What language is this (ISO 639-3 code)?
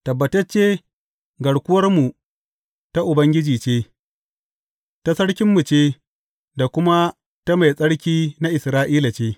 hau